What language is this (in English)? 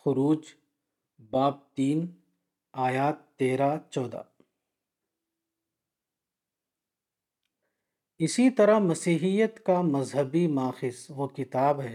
Urdu